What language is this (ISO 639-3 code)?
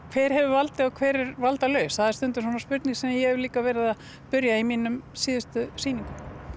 isl